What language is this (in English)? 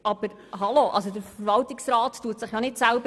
Swiss German